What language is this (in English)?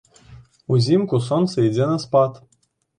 Belarusian